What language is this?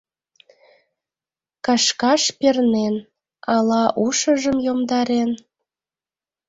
Mari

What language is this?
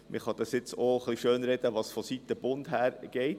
Swiss German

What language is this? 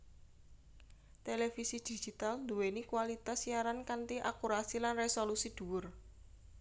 Javanese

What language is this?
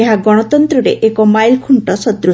Odia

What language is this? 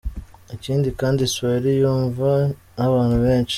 Kinyarwanda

